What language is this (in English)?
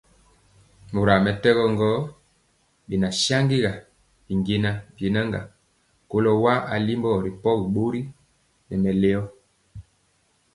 Mpiemo